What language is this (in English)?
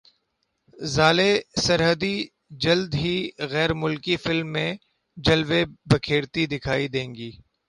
Urdu